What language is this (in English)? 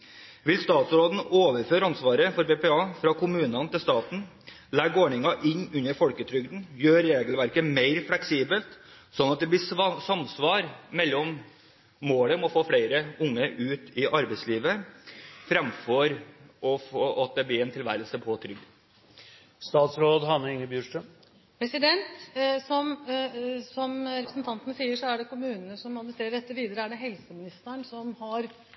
Norwegian Bokmål